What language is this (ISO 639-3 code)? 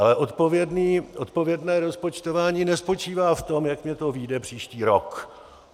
ces